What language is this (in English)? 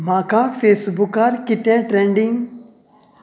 Konkani